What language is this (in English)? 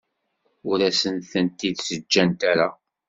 Kabyle